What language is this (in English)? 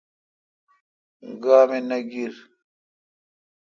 Kalkoti